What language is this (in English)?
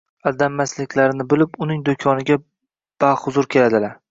Uzbek